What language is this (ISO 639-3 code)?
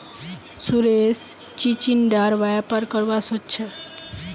mag